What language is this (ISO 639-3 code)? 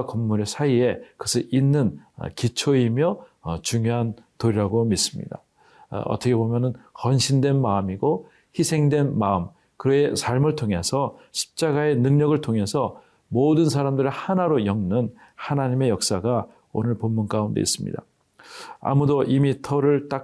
kor